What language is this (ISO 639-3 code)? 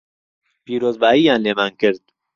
ckb